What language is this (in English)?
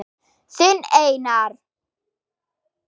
Icelandic